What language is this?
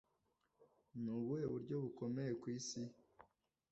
Kinyarwanda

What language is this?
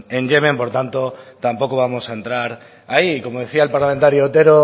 Spanish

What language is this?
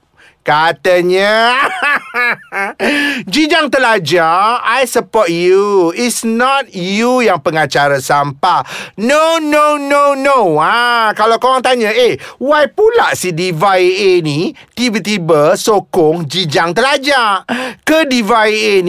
Malay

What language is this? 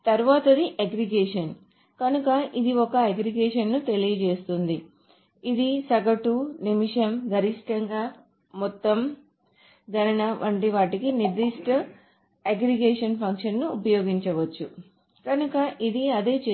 Telugu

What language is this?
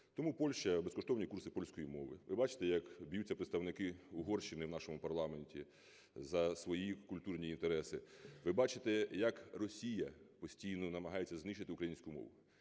Ukrainian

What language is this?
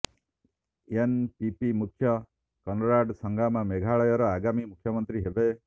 Odia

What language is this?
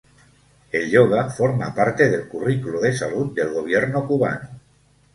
Spanish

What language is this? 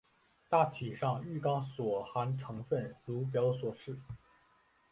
Chinese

